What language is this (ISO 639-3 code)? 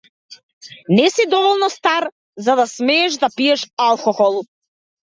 mkd